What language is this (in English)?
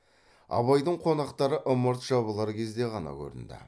Kazakh